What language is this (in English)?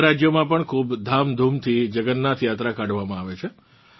Gujarati